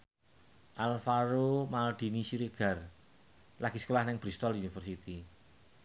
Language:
Javanese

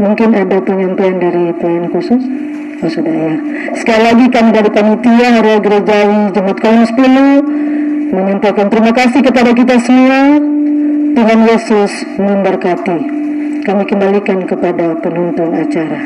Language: Indonesian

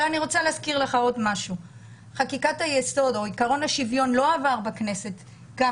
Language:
Hebrew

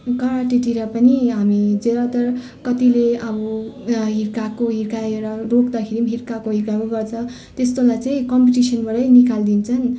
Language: Nepali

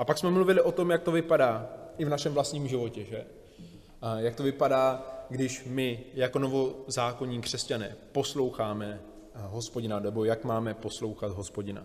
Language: Czech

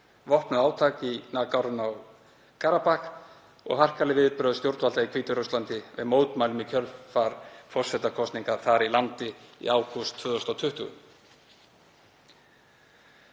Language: Icelandic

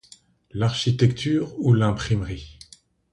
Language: French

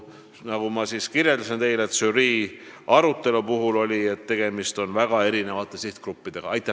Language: Estonian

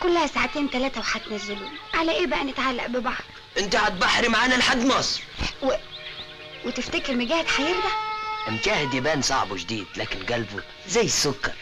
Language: Arabic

